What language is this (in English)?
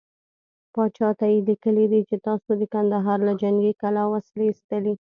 Pashto